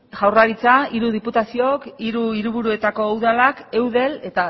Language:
Basque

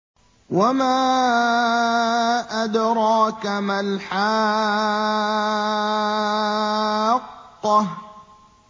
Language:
Arabic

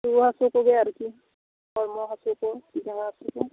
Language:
Santali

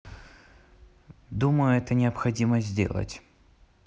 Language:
Russian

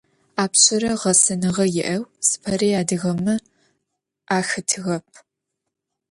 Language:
Adyghe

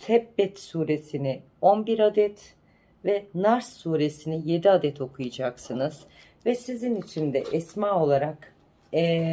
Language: Turkish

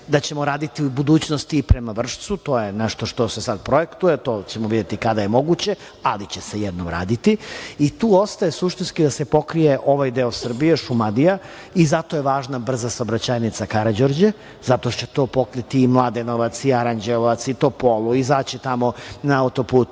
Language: Serbian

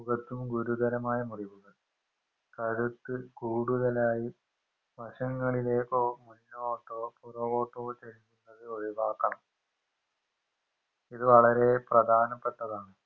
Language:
Malayalam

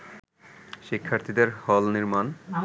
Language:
Bangla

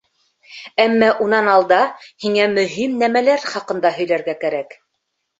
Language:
Bashkir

